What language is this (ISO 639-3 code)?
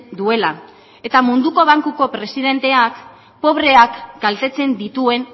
eus